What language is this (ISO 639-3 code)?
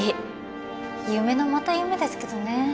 jpn